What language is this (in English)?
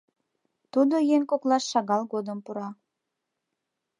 Mari